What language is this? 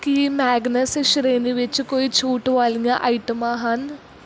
Punjabi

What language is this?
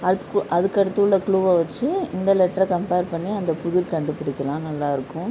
Tamil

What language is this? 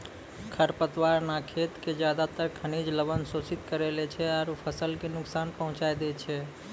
Maithili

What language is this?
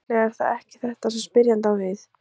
Icelandic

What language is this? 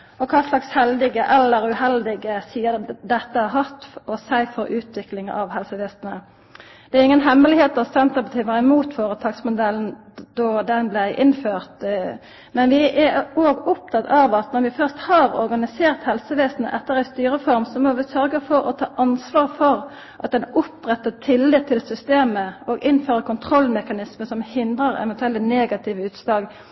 Norwegian Nynorsk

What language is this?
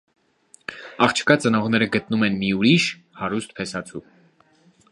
Armenian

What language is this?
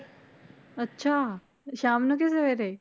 Punjabi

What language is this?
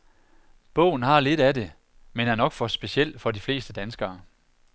Danish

